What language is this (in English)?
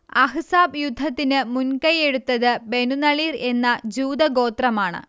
Malayalam